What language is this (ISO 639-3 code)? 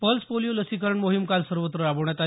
mar